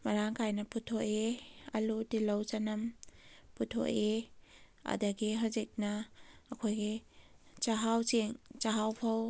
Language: Manipuri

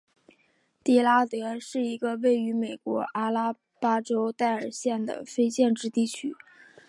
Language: Chinese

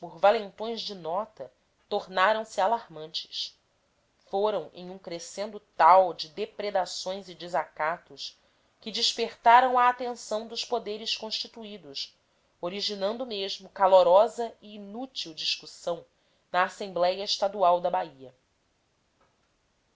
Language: Portuguese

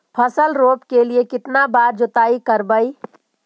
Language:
Magahi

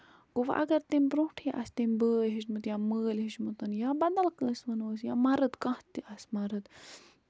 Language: Kashmiri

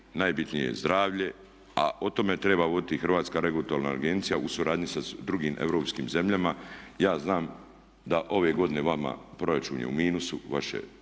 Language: Croatian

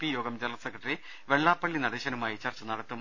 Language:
Malayalam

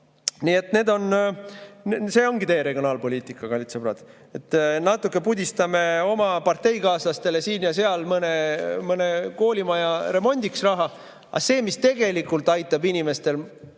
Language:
Estonian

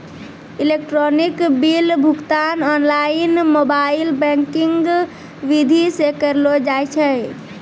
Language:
Maithili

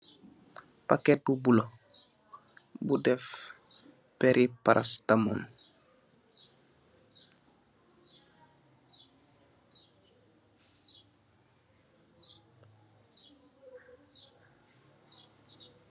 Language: Wolof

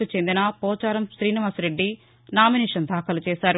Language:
Telugu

